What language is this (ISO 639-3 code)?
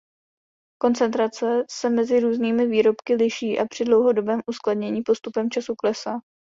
ces